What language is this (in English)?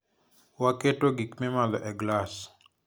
Luo (Kenya and Tanzania)